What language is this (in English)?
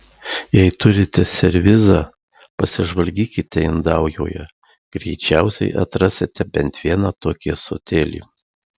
Lithuanian